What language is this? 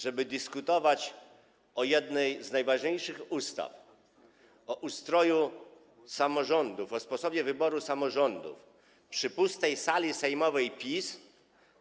Polish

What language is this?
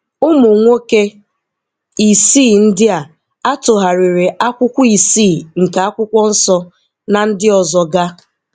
Igbo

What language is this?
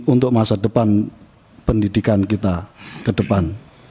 Indonesian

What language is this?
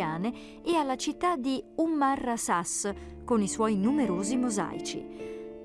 Italian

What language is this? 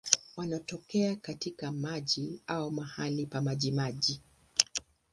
Swahili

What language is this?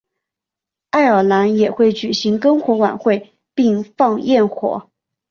Chinese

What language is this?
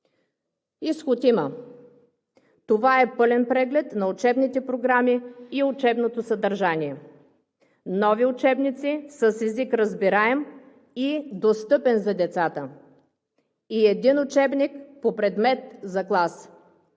Bulgarian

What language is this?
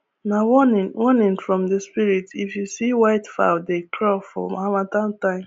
Nigerian Pidgin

